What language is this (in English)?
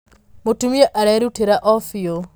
Kikuyu